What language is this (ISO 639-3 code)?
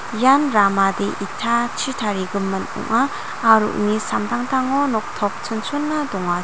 grt